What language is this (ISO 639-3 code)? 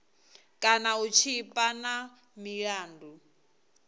ven